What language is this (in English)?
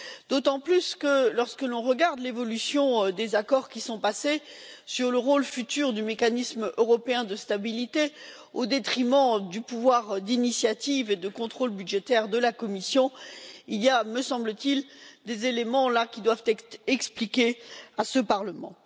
French